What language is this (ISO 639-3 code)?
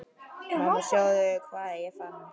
isl